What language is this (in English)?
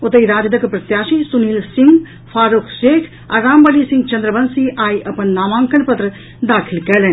Maithili